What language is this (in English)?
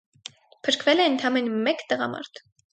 Armenian